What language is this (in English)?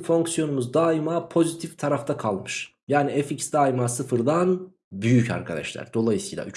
Turkish